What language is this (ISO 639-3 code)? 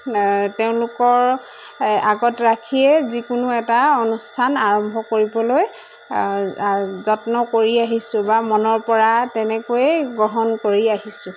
asm